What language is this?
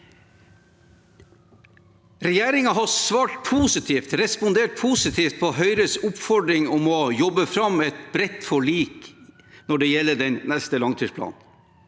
Norwegian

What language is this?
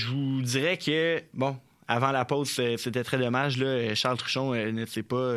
French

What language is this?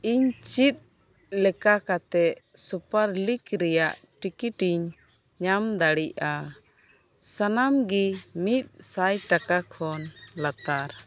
Santali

